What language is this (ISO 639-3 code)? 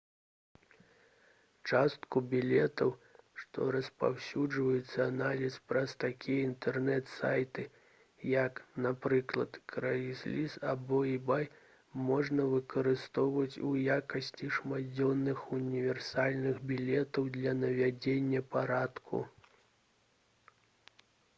bel